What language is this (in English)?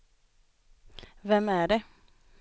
Swedish